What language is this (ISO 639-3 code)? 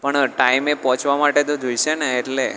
guj